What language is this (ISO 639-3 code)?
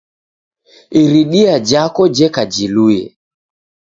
dav